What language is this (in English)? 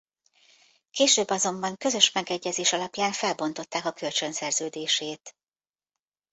Hungarian